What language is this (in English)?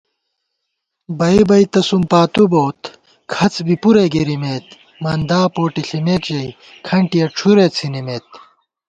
Gawar-Bati